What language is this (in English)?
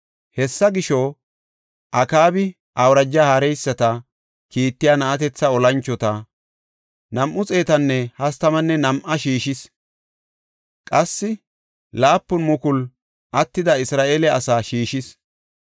Gofa